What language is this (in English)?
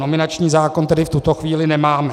Czech